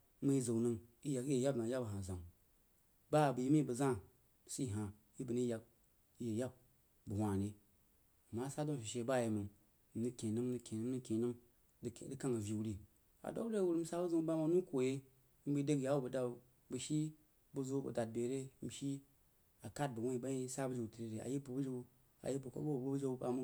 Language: Jiba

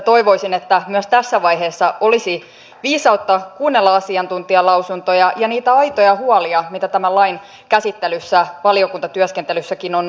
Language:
Finnish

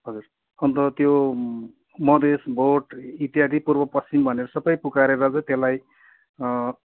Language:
Nepali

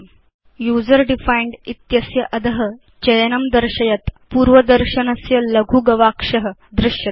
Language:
Sanskrit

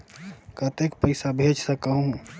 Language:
Chhattisgarhi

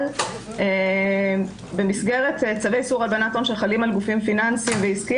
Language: Hebrew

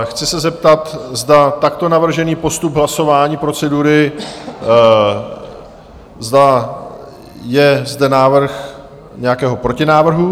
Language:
Czech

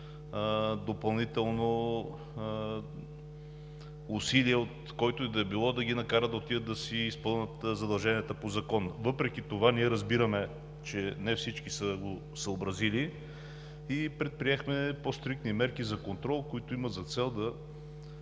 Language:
Bulgarian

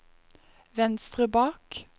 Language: Norwegian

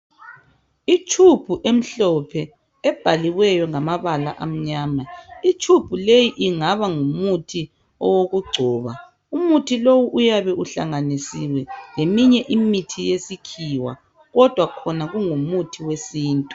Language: North Ndebele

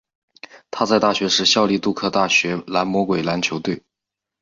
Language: Chinese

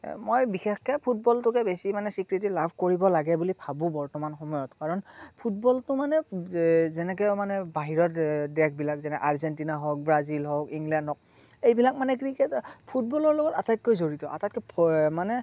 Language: Assamese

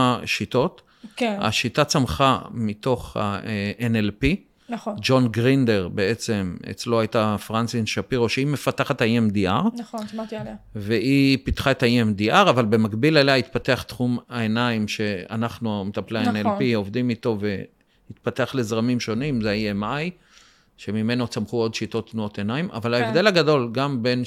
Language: Hebrew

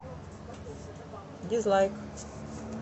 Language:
Russian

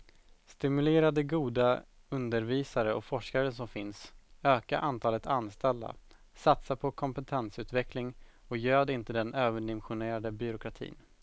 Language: Swedish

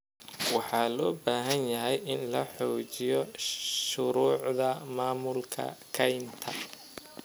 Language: Somali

